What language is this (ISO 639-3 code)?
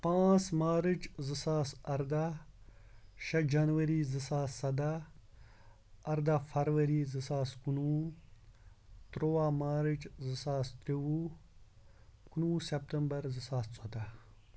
kas